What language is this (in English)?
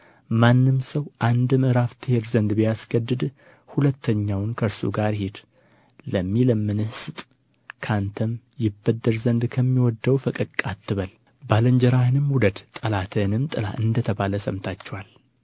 Amharic